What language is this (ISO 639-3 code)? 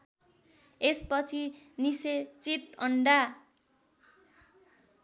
nep